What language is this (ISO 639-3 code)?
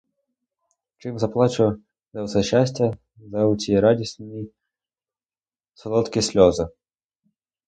ukr